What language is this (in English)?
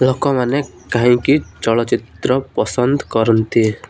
Odia